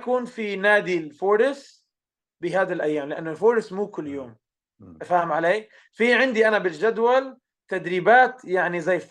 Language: Arabic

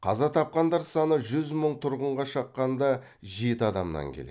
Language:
Kazakh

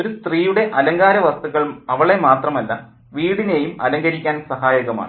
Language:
Malayalam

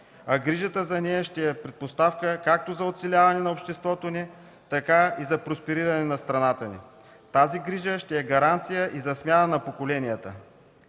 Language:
Bulgarian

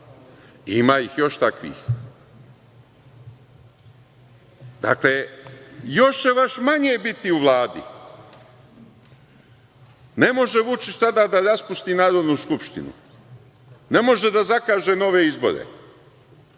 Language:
Serbian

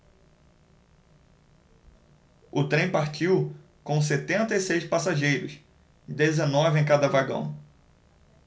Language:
Portuguese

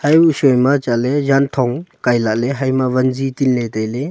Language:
Wancho Naga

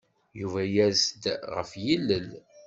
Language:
Kabyle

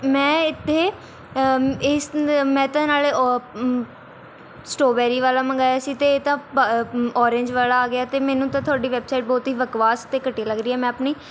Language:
Punjabi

